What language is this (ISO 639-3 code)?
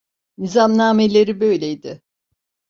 tur